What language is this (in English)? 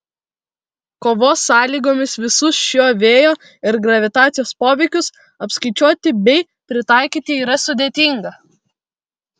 Lithuanian